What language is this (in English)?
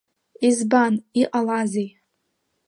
Abkhazian